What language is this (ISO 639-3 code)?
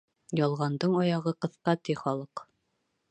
bak